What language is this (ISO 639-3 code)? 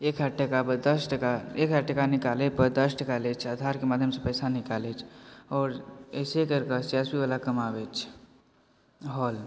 mai